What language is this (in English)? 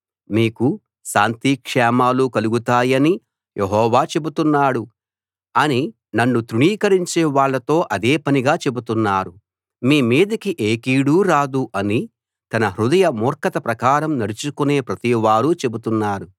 Telugu